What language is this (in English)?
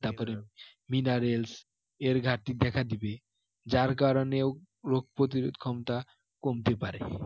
Bangla